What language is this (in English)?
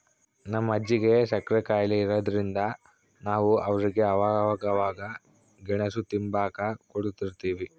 Kannada